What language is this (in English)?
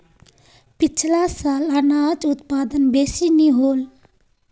Magahi